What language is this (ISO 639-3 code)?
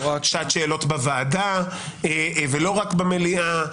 heb